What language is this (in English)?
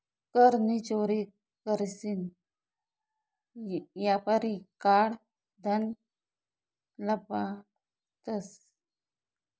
Marathi